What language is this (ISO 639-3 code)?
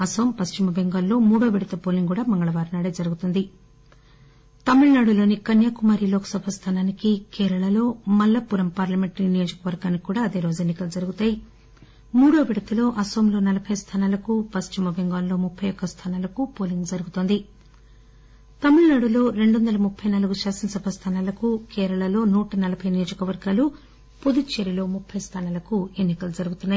tel